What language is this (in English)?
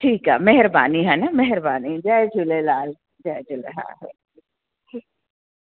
Sindhi